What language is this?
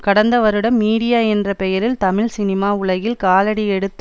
Tamil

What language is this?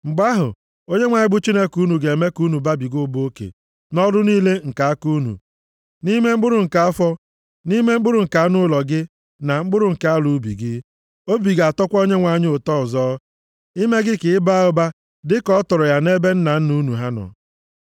Igbo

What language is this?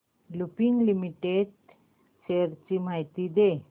Marathi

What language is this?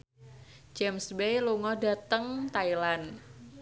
Javanese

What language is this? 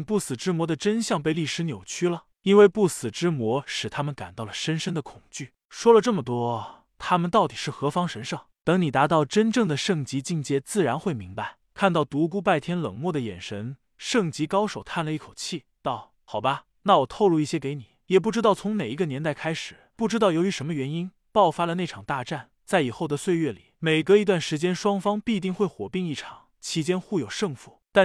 Chinese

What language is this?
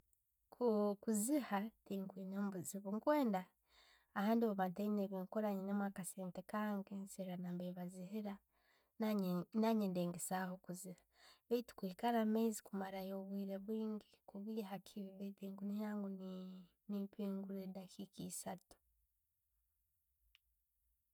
Tooro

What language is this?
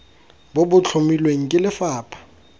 Tswana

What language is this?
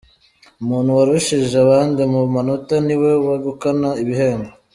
Kinyarwanda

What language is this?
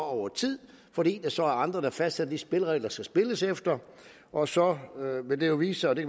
Danish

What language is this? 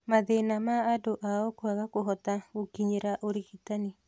Kikuyu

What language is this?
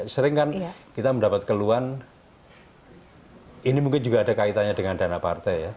Indonesian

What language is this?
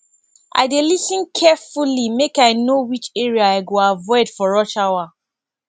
Nigerian Pidgin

